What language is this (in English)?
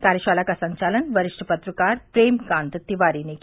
Hindi